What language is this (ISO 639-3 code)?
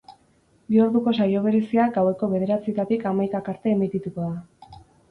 eus